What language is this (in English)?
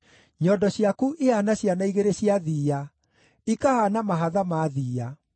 Kikuyu